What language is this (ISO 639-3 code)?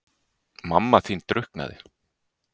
isl